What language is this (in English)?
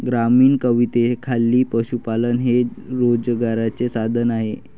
Marathi